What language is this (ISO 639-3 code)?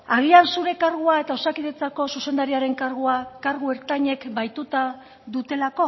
eus